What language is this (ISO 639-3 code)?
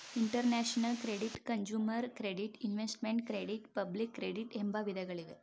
kan